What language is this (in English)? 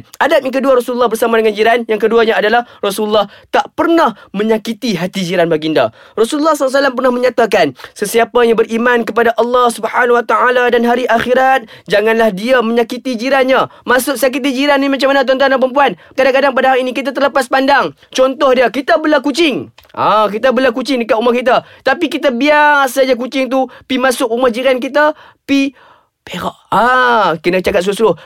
Malay